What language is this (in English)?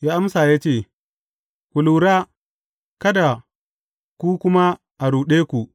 Hausa